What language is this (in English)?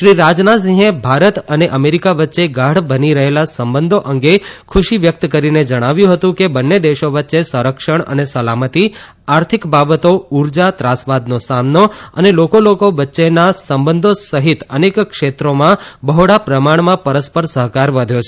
Gujarati